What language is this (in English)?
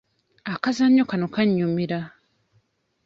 Ganda